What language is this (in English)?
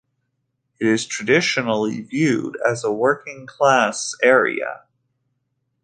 English